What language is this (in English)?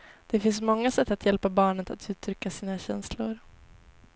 Swedish